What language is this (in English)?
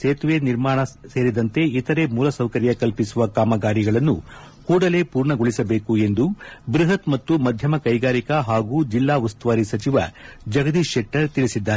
Kannada